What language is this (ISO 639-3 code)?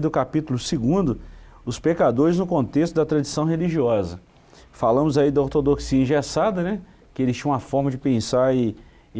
por